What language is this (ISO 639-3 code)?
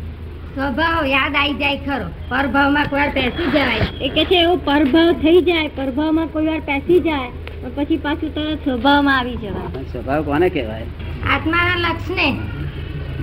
guj